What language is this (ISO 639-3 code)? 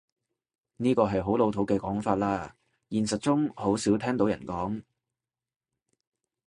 yue